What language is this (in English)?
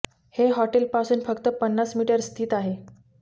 Marathi